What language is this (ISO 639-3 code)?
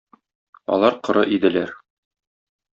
tat